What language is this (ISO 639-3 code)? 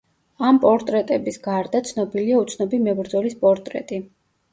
kat